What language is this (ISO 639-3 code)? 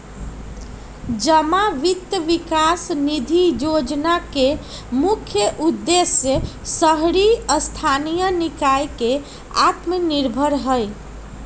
mag